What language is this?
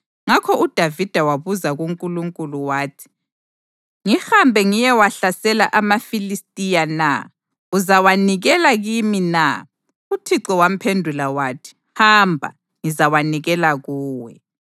North Ndebele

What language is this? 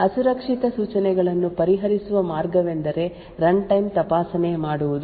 Kannada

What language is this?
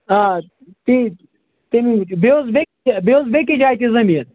Kashmiri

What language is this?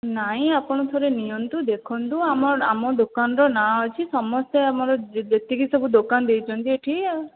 Odia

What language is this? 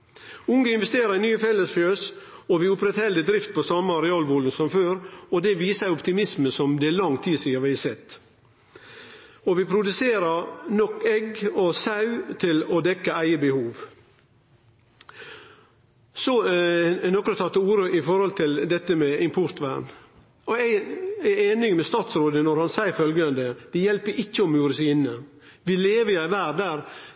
Norwegian Nynorsk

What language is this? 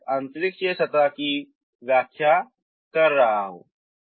Hindi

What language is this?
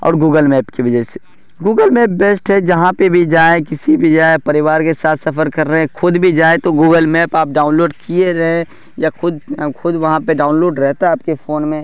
Urdu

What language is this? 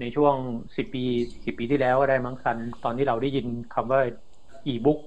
Thai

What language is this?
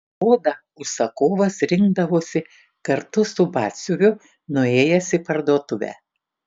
Lithuanian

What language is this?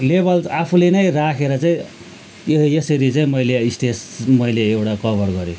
Nepali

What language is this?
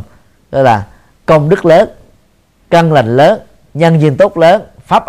Vietnamese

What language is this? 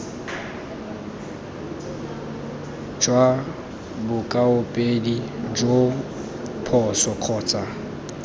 Tswana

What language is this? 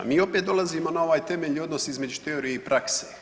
Croatian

